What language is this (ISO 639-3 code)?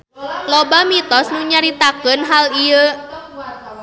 sun